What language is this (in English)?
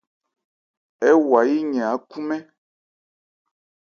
Ebrié